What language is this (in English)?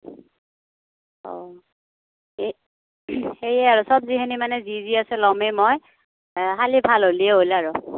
Assamese